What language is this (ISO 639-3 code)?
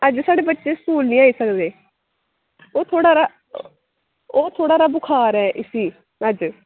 doi